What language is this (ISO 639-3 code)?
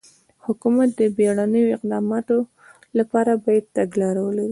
pus